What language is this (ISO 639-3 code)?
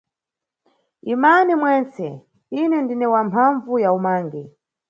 nyu